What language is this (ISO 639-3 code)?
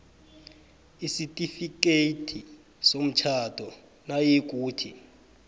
nbl